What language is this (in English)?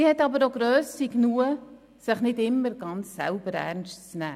Swiss German